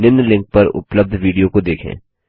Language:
Hindi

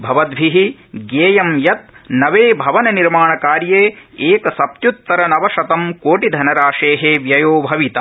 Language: Sanskrit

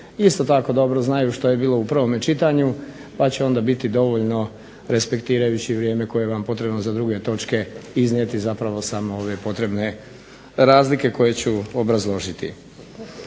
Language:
Croatian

